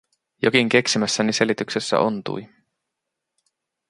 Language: Finnish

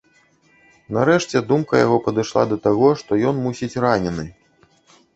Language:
Belarusian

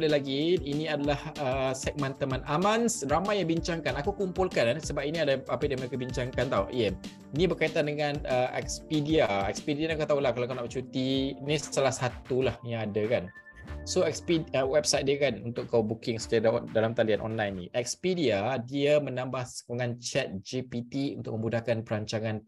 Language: Malay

